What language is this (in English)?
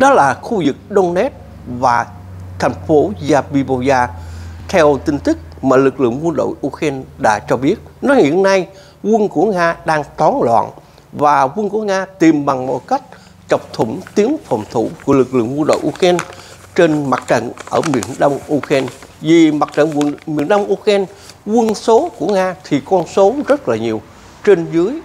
Vietnamese